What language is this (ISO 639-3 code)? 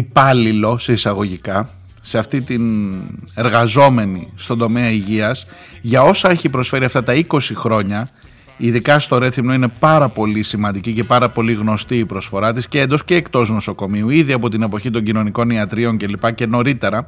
ell